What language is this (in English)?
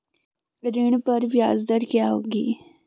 Hindi